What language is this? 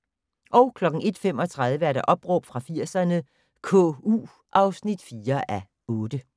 Danish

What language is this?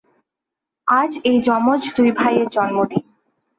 Bangla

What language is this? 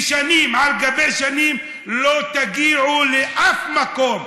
Hebrew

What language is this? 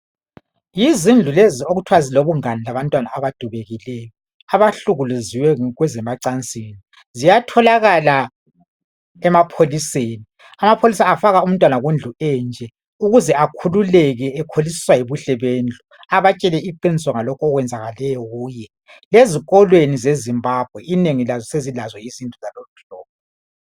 North Ndebele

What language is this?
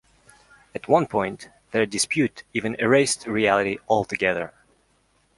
English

